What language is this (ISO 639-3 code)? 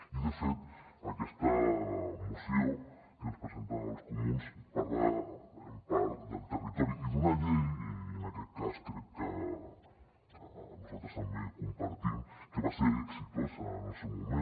cat